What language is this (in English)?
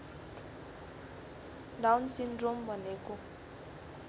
Nepali